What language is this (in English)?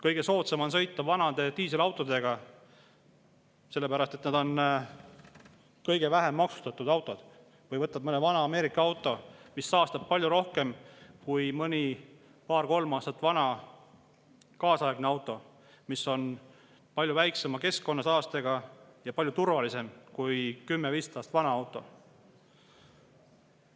Estonian